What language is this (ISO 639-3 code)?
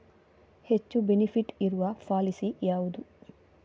kan